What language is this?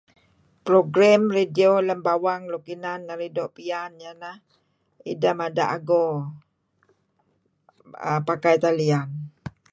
Kelabit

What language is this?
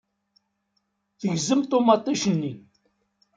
Kabyle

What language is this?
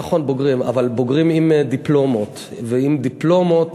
Hebrew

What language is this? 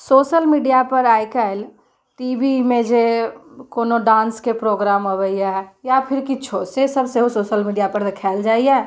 Maithili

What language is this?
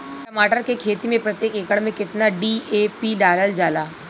Bhojpuri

